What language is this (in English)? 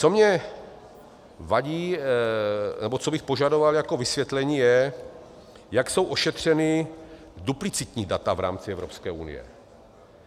Czech